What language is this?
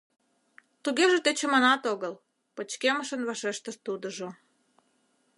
Mari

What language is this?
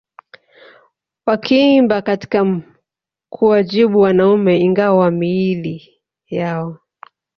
Swahili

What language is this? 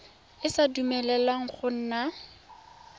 Tswana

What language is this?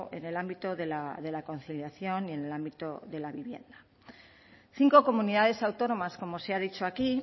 Spanish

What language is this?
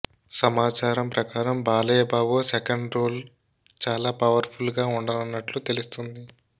Telugu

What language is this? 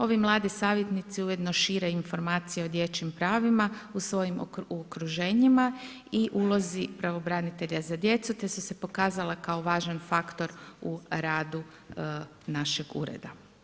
Croatian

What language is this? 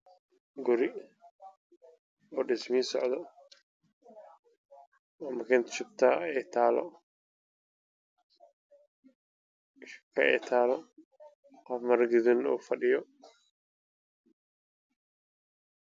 Somali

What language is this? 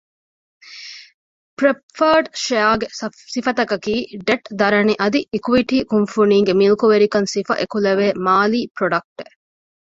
Divehi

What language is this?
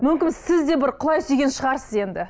Kazakh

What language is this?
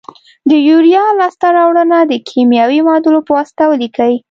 Pashto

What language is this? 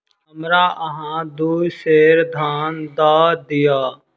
Maithili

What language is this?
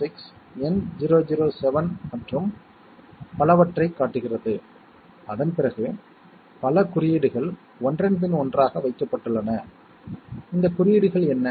Tamil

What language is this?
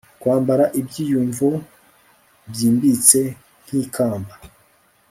Kinyarwanda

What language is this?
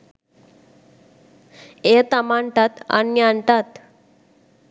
Sinhala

